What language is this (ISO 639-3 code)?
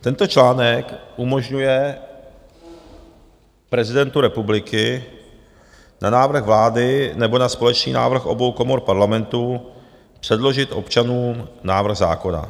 ces